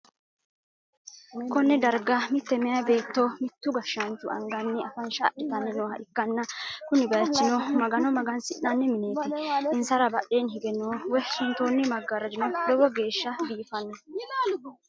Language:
Sidamo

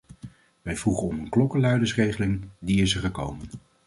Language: Dutch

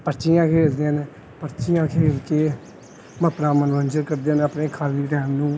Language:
Punjabi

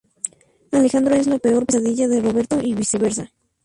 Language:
Spanish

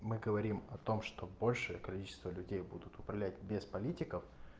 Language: Russian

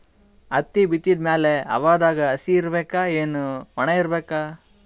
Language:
Kannada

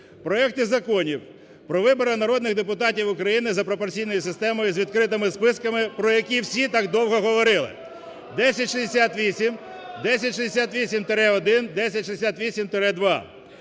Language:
Ukrainian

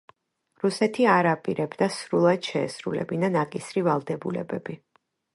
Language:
Georgian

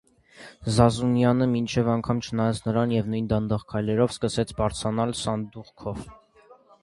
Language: Armenian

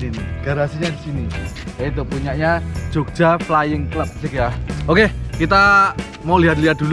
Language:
Indonesian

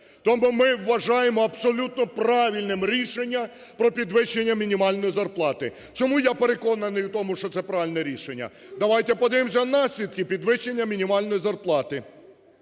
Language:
Ukrainian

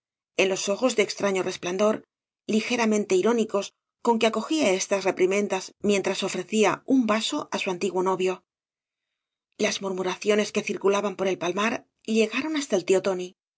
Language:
Spanish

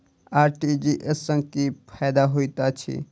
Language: Maithili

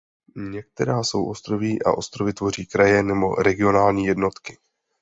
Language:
Czech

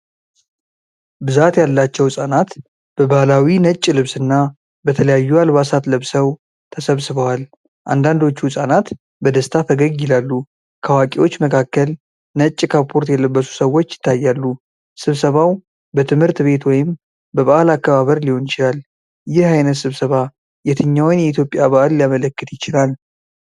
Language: Amharic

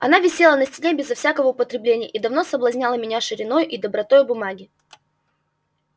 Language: Russian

